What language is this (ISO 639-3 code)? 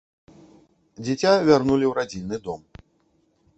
bel